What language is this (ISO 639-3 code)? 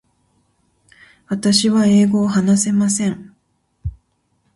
jpn